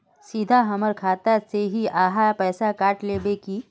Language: Magahi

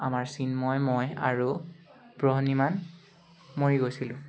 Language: Assamese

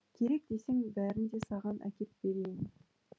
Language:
Kazakh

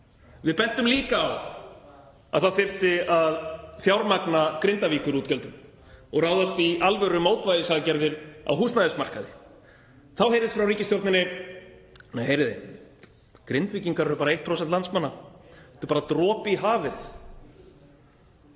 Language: Icelandic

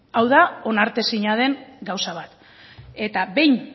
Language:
Basque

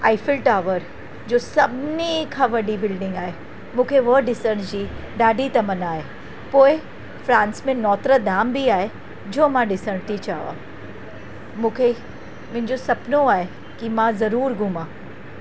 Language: Sindhi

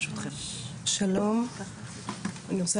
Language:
Hebrew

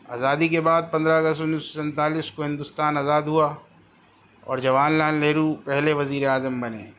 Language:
Urdu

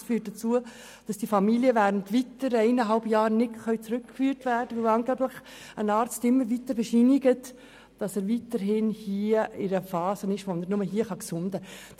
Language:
Swiss German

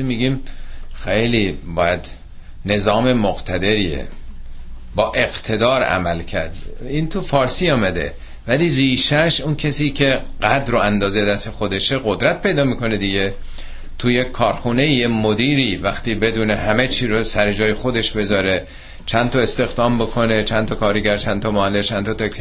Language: Persian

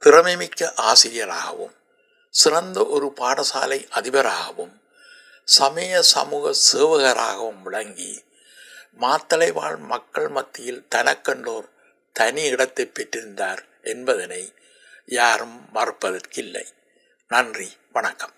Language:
Tamil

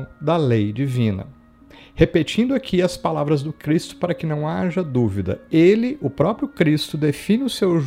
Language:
Portuguese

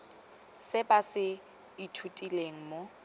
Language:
Tswana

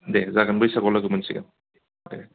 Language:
Bodo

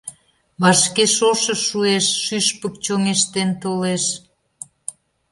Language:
Mari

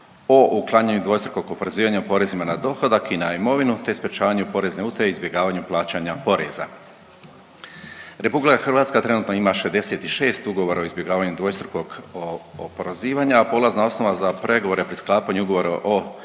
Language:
Croatian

